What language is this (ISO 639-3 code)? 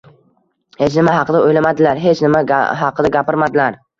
uzb